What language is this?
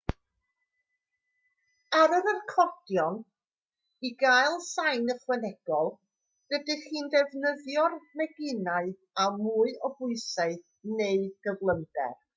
Welsh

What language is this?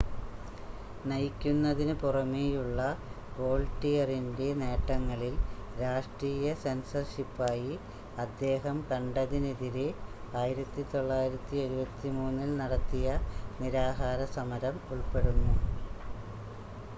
Malayalam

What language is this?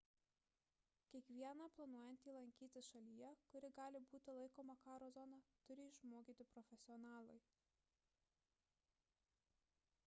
Lithuanian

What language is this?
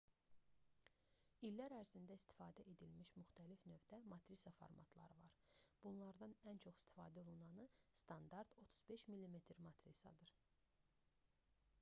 Azerbaijani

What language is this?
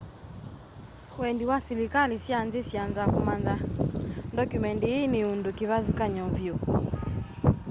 Kamba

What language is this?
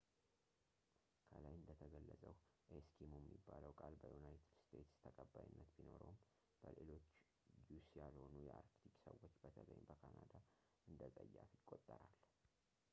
Amharic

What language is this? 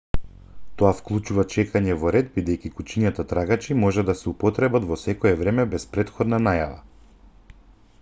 Macedonian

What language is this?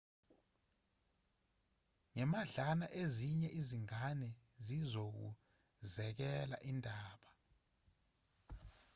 Zulu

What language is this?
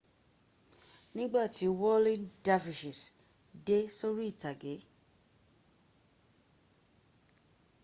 Yoruba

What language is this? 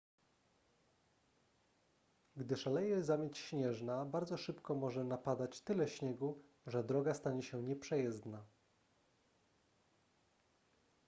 Polish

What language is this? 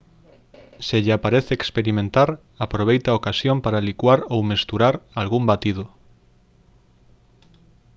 Galician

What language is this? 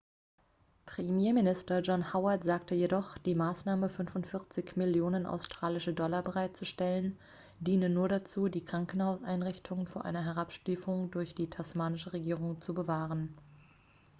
German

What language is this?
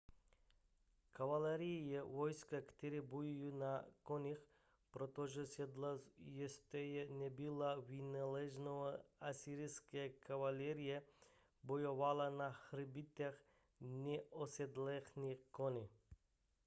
Czech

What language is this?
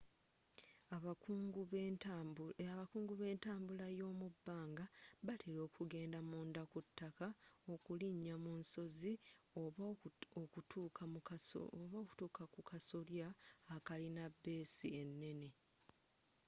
Ganda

